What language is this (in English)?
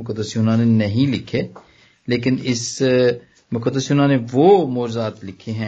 Punjabi